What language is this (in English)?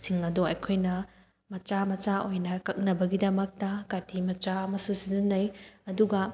Manipuri